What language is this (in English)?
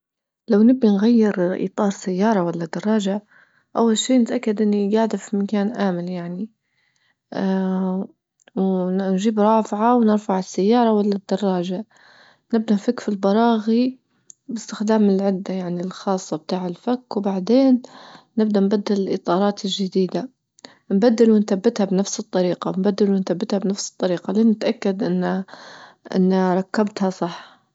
Libyan Arabic